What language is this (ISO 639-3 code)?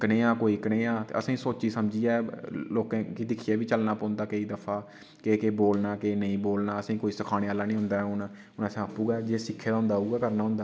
doi